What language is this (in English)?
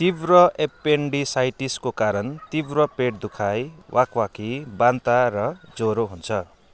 Nepali